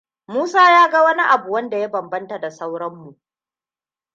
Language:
Hausa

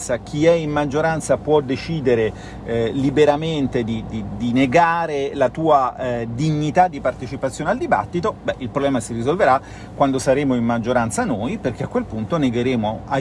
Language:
Italian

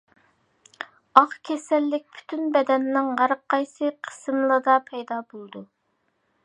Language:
Uyghur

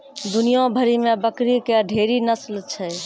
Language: Maithili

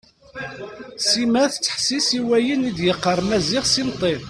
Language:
Kabyle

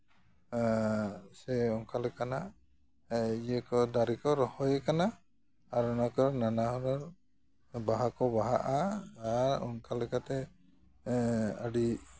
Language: Santali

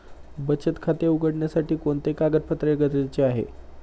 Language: Marathi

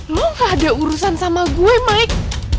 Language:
Indonesian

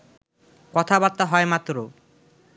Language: Bangla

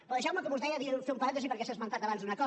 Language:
Catalan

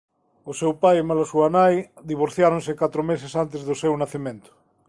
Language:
Galician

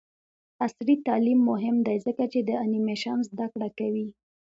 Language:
Pashto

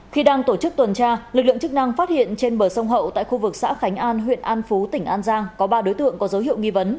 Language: Vietnamese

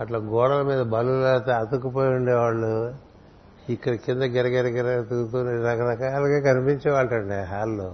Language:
Telugu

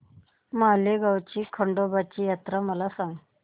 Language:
Marathi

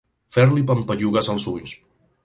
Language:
Catalan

